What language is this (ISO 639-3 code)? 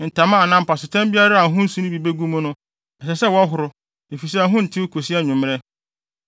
aka